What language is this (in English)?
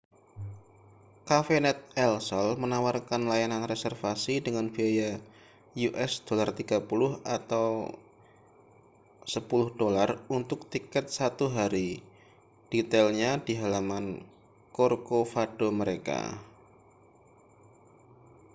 Indonesian